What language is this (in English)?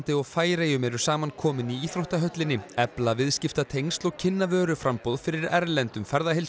Icelandic